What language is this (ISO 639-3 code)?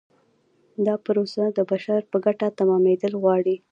pus